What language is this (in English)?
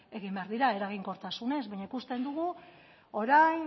Basque